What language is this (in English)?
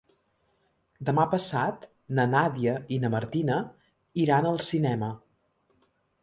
Catalan